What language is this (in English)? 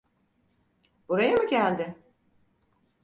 Turkish